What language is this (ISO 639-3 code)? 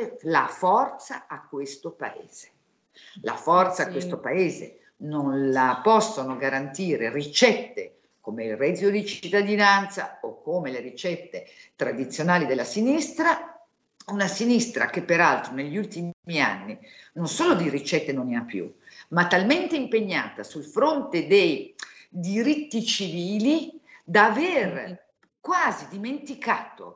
ita